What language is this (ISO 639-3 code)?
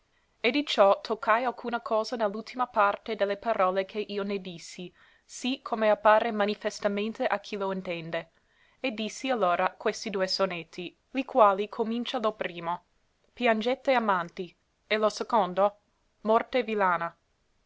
ita